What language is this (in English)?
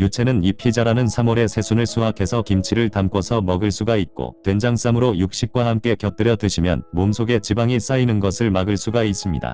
Korean